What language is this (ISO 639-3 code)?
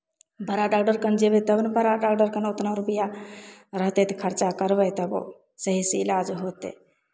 mai